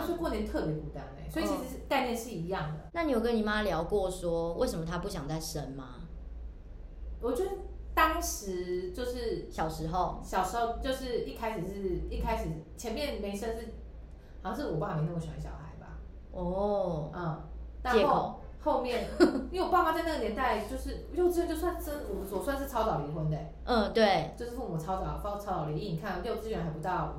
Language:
Chinese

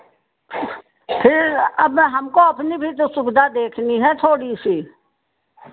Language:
Hindi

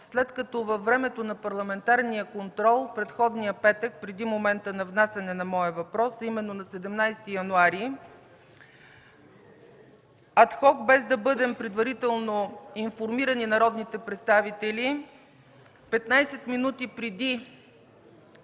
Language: Bulgarian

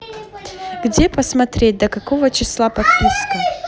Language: Russian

